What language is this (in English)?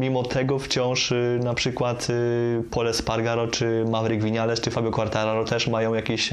Polish